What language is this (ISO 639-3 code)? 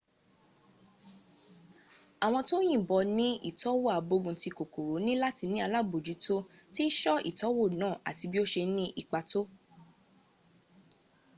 yor